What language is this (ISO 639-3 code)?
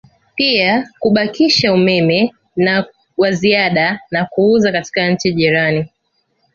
swa